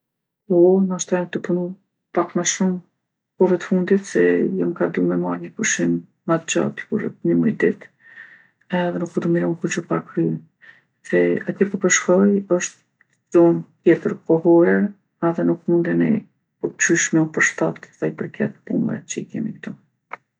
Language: Gheg Albanian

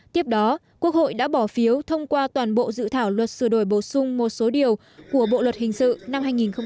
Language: Vietnamese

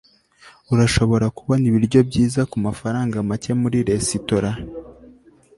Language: Kinyarwanda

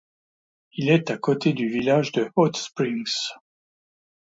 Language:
French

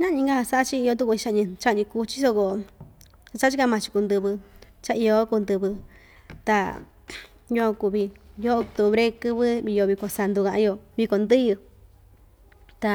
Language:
Ixtayutla Mixtec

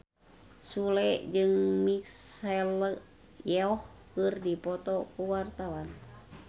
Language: Sundanese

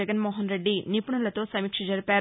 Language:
Telugu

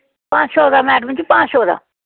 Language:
Dogri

